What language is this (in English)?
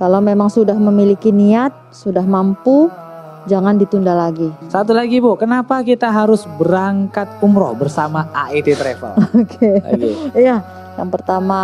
Indonesian